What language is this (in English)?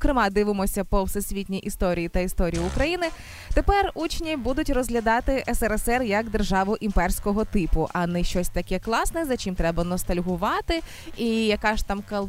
Ukrainian